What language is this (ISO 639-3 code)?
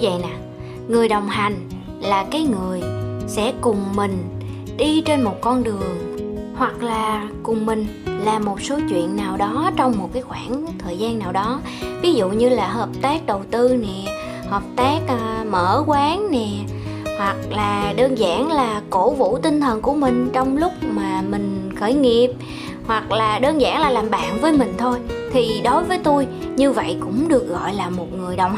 vie